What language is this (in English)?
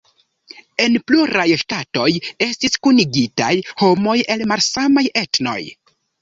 Esperanto